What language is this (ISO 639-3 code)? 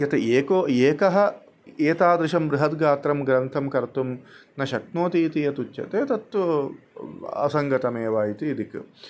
san